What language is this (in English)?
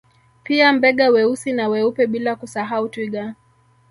Swahili